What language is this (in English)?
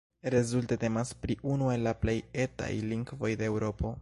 Esperanto